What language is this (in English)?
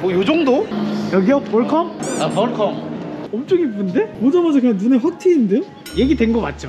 Korean